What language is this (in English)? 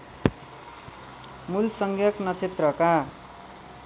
Nepali